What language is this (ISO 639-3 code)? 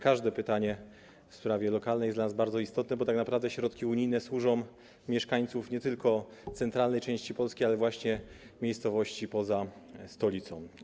pol